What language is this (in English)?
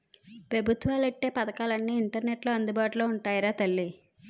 Telugu